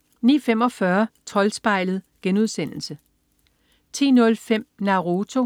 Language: Danish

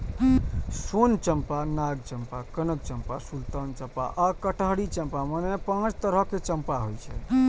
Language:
Maithili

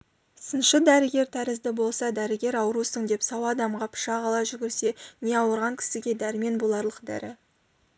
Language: Kazakh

